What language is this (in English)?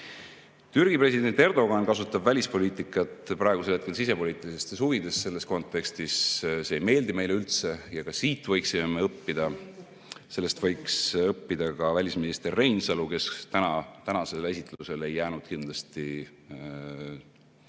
Estonian